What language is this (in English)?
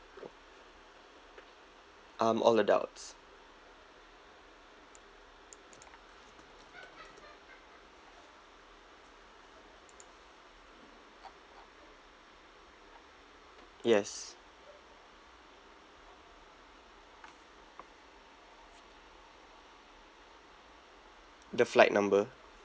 English